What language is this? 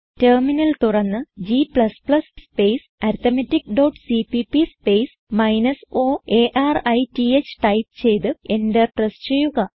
Malayalam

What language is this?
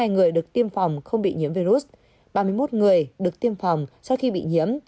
Vietnamese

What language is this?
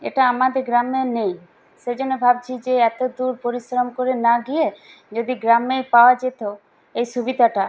Bangla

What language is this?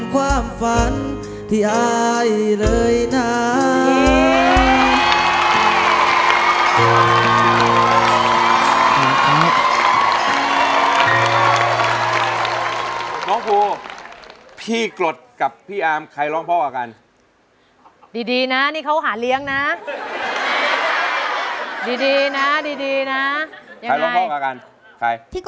Thai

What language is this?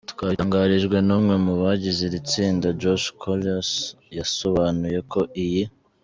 Kinyarwanda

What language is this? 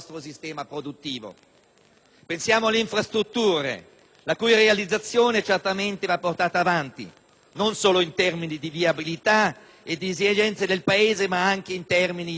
Italian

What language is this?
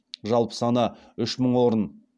Kazakh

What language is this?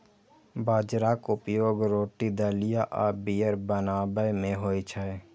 Maithili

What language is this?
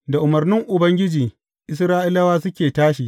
Hausa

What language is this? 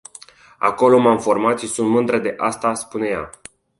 Romanian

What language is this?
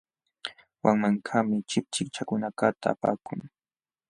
Jauja Wanca Quechua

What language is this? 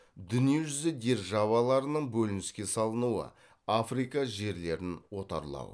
Kazakh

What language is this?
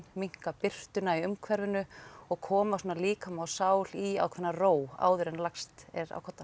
Icelandic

